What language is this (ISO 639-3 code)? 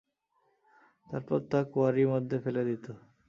ben